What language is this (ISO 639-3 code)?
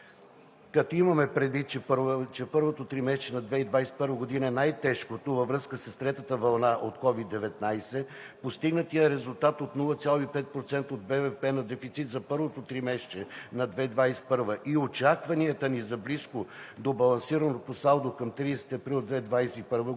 bul